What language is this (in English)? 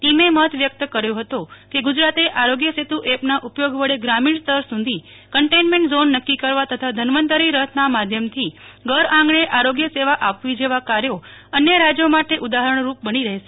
Gujarati